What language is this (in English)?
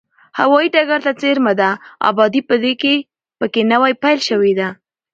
Pashto